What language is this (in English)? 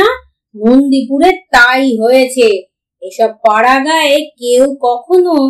Bangla